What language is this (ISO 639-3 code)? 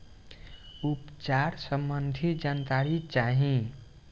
bho